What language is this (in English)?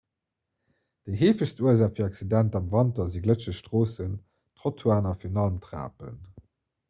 Luxembourgish